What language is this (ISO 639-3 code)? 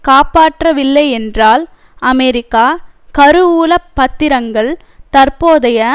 tam